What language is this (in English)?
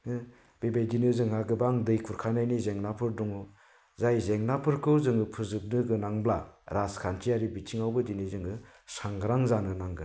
Bodo